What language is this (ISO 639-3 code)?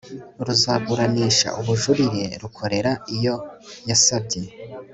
kin